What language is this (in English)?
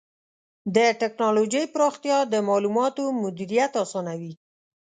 Pashto